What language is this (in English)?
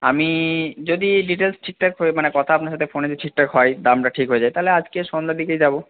Bangla